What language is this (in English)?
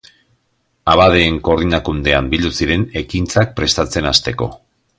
Basque